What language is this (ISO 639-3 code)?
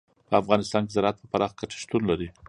pus